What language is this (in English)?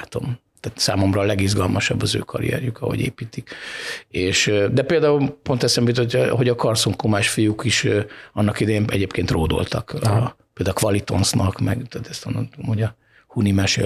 Hungarian